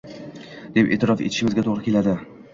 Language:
Uzbek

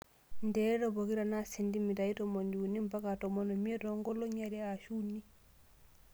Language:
Masai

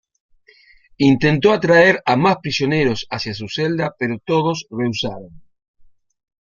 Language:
Spanish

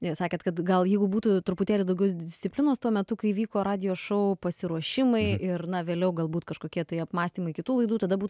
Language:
Lithuanian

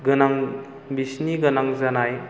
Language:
Bodo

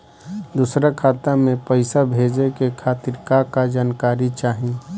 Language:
Bhojpuri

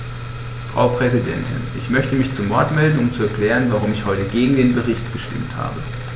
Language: German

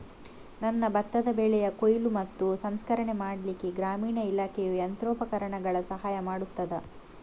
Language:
Kannada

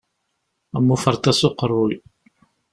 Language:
Kabyle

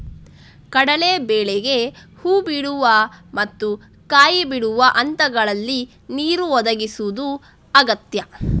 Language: Kannada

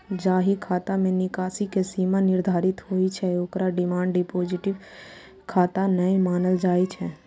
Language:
Maithili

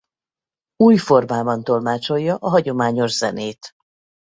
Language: Hungarian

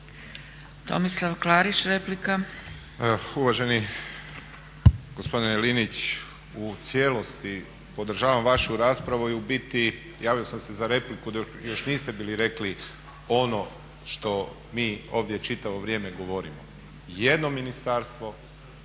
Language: Croatian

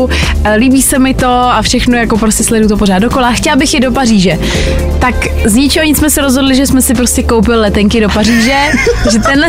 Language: Czech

